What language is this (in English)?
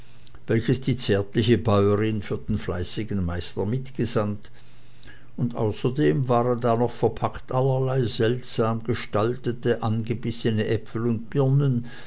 German